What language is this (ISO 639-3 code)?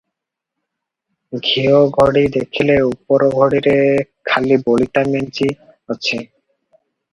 ori